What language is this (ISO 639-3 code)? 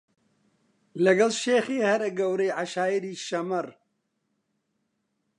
ckb